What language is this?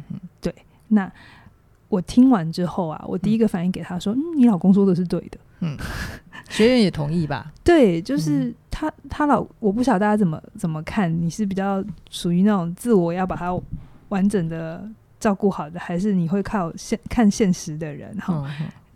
Chinese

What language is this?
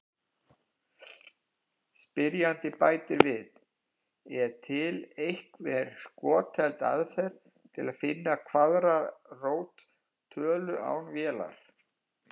Icelandic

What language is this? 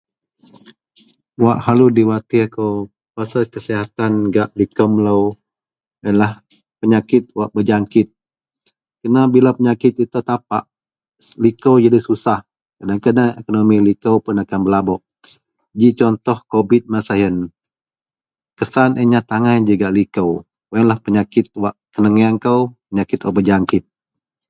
Central Melanau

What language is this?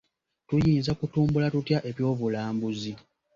Ganda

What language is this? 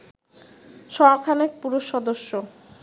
Bangla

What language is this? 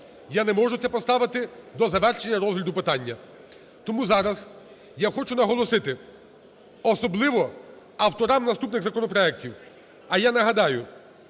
Ukrainian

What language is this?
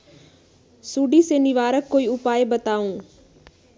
Magahi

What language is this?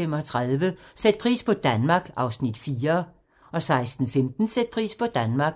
Danish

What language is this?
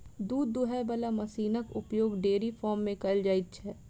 Maithili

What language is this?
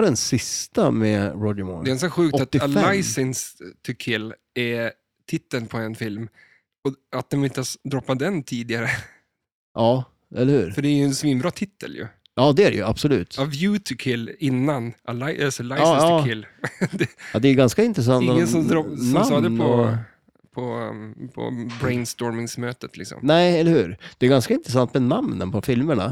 Swedish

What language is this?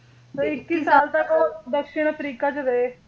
Punjabi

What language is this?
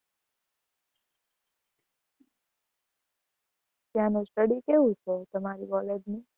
Gujarati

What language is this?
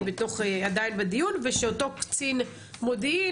Hebrew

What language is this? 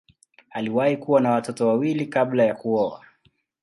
Swahili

